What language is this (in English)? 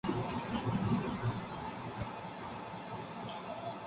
Spanish